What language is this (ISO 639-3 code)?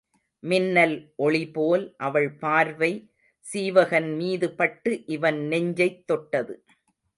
tam